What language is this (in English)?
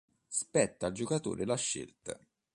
Italian